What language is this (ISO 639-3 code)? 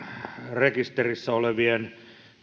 fin